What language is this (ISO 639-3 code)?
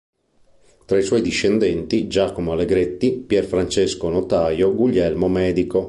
ita